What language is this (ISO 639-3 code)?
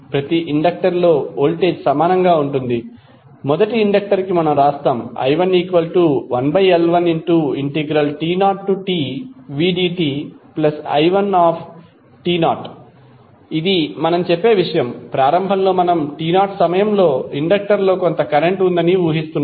tel